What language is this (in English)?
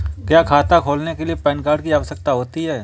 Hindi